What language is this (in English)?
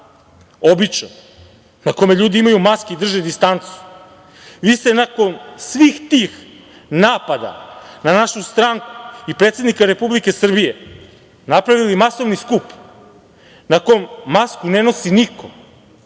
Serbian